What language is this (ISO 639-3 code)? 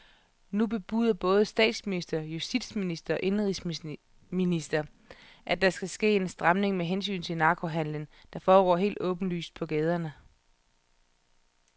dan